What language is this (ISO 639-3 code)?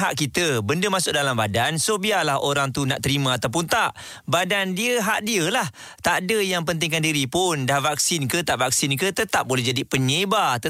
msa